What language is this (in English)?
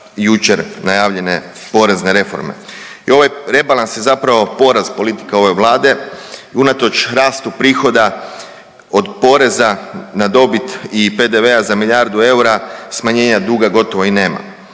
Croatian